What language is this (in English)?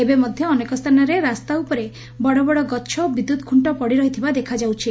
Odia